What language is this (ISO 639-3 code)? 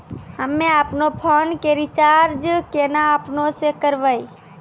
mai